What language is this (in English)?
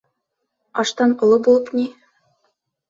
Bashkir